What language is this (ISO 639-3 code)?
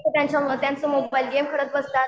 mar